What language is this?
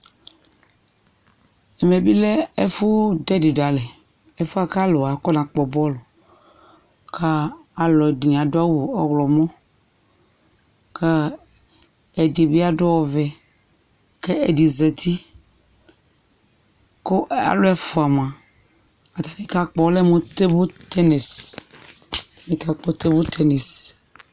Ikposo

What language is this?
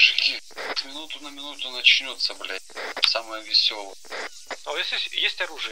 Russian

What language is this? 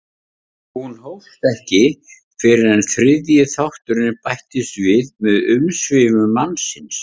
Icelandic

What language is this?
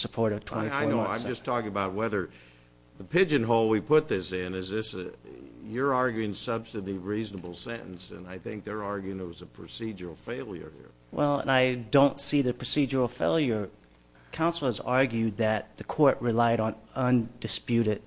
English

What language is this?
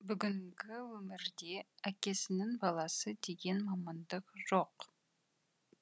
Kazakh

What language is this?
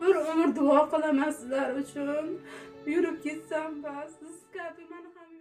Turkish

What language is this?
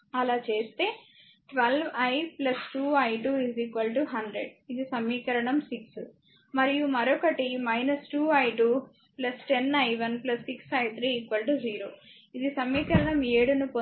Telugu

